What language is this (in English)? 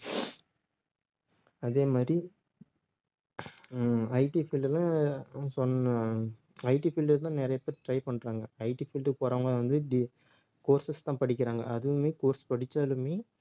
Tamil